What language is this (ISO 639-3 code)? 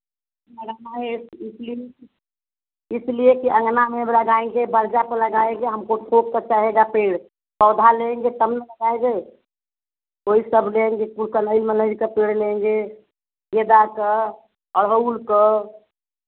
hin